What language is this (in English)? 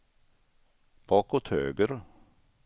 Swedish